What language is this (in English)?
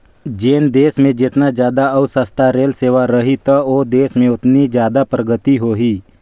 Chhattisgarhi